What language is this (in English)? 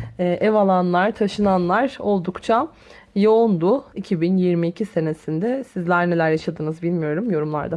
Turkish